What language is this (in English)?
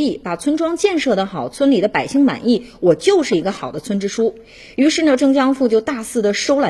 Chinese